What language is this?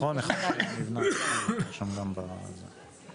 Hebrew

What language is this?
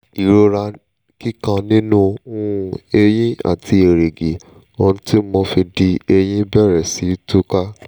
Yoruba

